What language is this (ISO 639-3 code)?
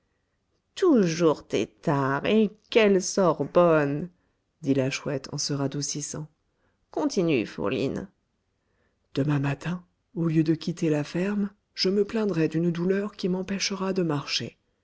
fra